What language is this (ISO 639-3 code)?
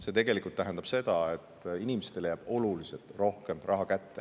est